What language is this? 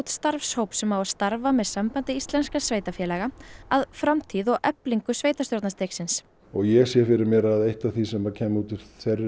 Icelandic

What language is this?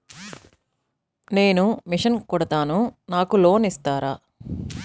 Telugu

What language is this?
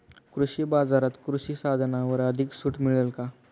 Marathi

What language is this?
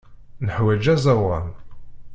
Kabyle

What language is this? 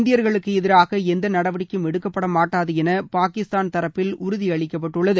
Tamil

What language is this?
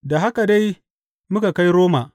Hausa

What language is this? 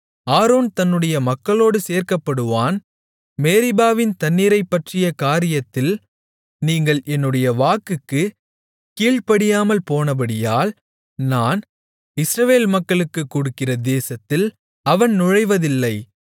Tamil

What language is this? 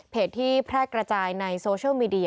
Thai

